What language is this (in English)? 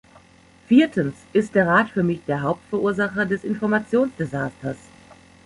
German